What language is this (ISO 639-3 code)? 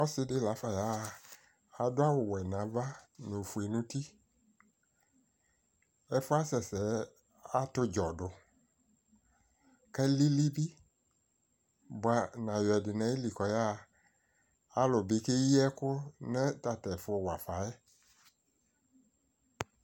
kpo